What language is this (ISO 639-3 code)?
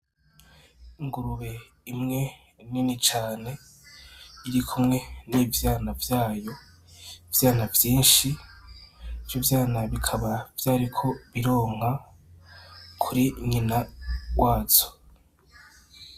run